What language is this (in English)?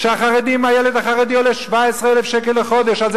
Hebrew